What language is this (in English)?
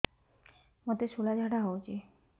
Odia